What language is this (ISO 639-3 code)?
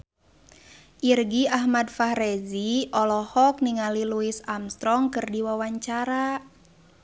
sun